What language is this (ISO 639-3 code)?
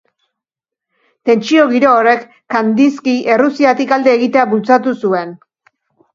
eus